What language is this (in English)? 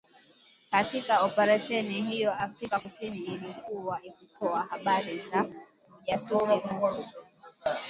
Swahili